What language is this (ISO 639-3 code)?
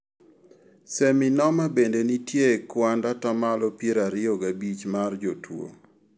luo